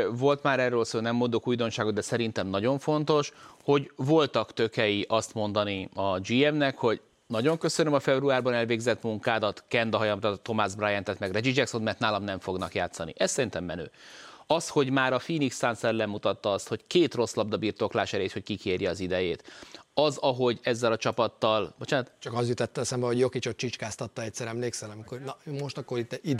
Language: Hungarian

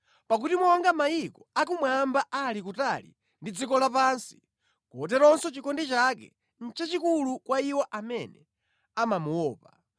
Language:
Nyanja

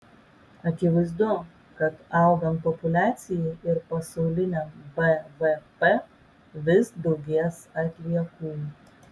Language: Lithuanian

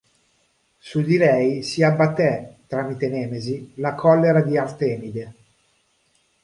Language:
Italian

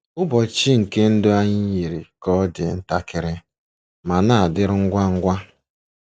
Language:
Igbo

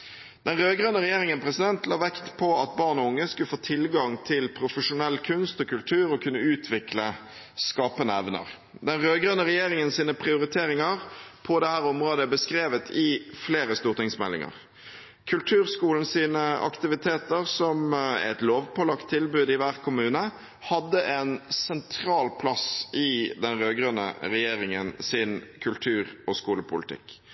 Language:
Norwegian Bokmål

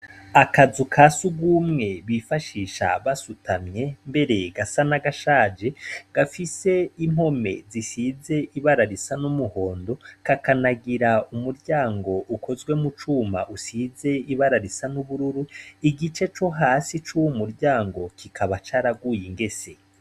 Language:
Rundi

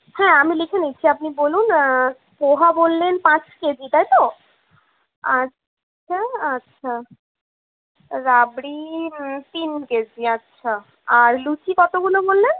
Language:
Bangla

